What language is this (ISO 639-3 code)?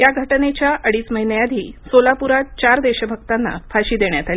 mar